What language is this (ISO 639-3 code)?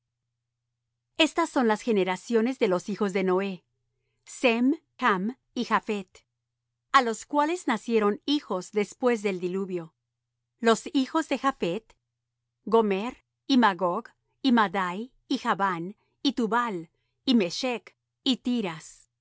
spa